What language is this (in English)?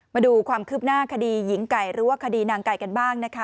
Thai